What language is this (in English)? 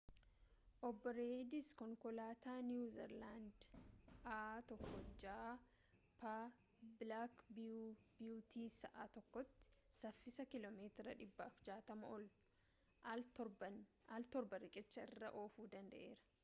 Oromo